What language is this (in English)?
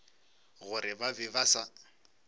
Northern Sotho